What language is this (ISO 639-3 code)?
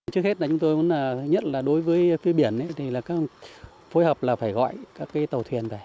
vie